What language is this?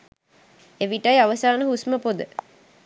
Sinhala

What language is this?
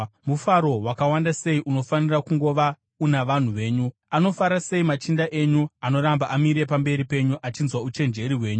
Shona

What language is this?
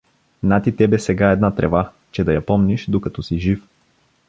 Bulgarian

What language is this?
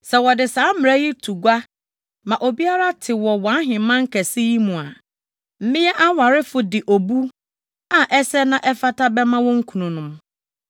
Akan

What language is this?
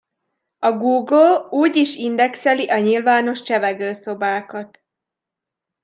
Hungarian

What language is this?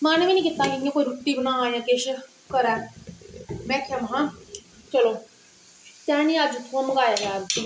Dogri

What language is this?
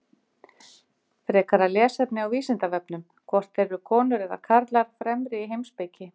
Icelandic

